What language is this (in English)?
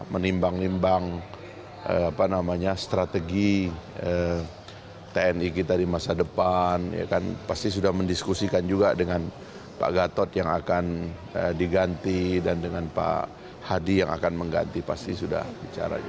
Indonesian